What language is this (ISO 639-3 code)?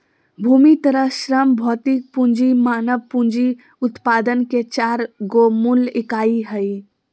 mag